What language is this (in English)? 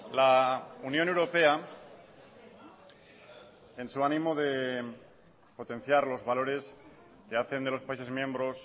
Spanish